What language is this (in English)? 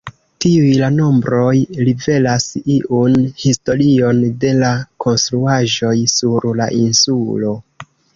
Esperanto